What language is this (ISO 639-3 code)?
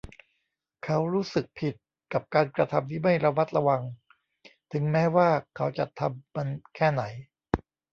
tha